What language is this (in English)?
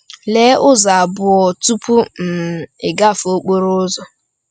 Igbo